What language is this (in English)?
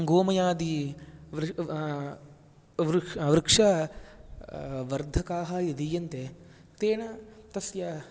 Sanskrit